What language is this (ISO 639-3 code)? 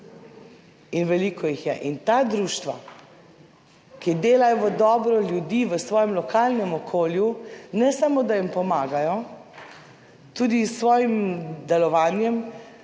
slv